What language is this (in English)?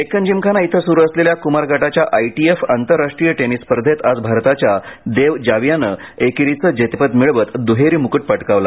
Marathi